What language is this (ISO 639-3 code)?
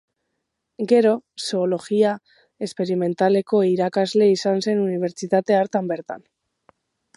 eus